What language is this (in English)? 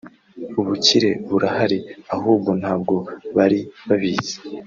Kinyarwanda